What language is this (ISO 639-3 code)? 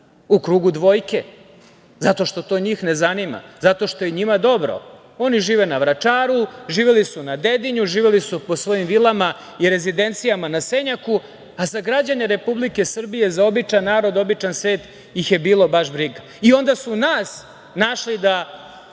srp